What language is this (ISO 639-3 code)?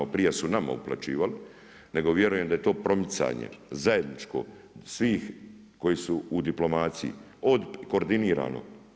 hrv